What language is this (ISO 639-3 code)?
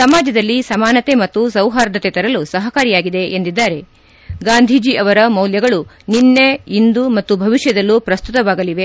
kan